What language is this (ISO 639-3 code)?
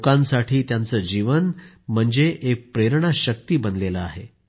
mar